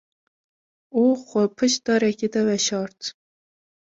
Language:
Kurdish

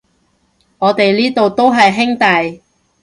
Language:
Cantonese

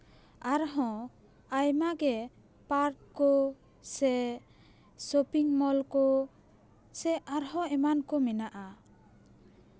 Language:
Santali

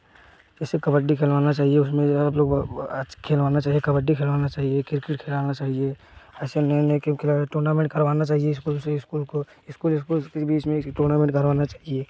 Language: Hindi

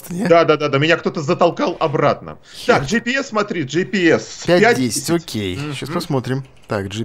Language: Russian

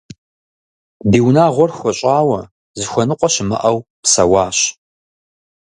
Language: Kabardian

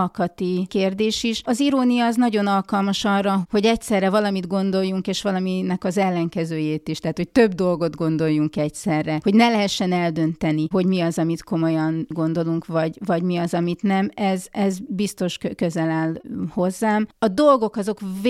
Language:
Hungarian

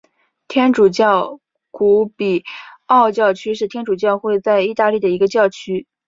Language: Chinese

